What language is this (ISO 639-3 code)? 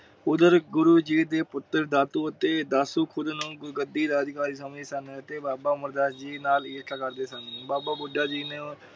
pan